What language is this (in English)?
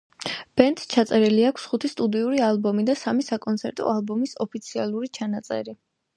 Georgian